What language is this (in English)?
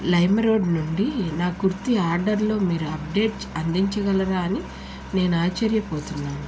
Telugu